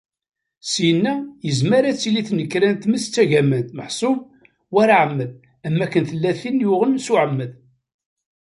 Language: Kabyle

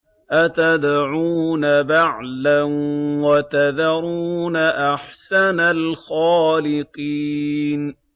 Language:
Arabic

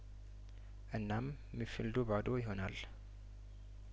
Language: Amharic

